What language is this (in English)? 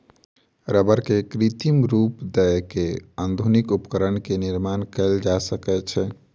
Maithili